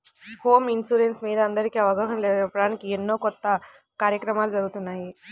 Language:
Telugu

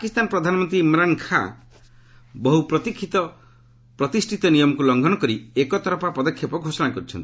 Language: Odia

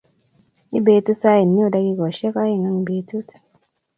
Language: Kalenjin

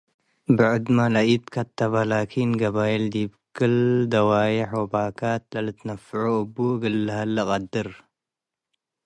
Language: Tigre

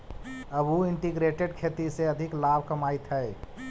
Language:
Magahi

